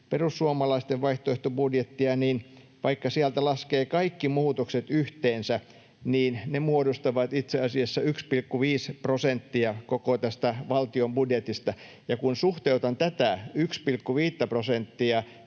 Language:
Finnish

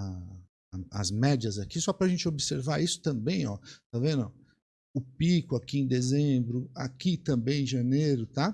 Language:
Portuguese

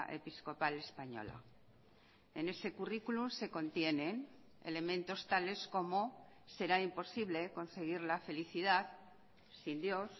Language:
Spanish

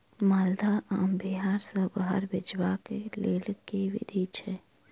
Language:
Maithili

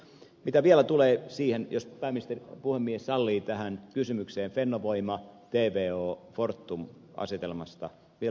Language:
Finnish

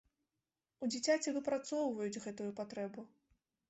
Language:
Belarusian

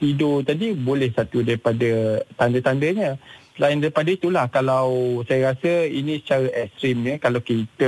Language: Malay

